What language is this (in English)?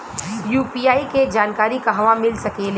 Bhojpuri